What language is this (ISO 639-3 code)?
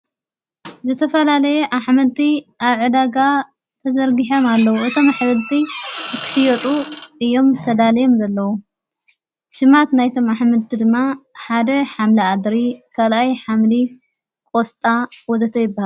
tir